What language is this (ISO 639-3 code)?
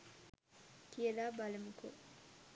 sin